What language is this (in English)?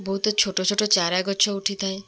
Odia